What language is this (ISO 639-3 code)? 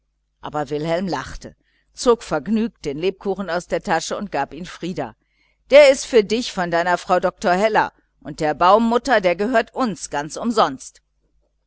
deu